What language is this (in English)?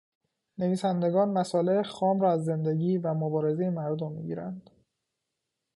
Persian